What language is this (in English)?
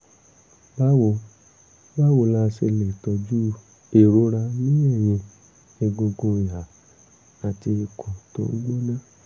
Yoruba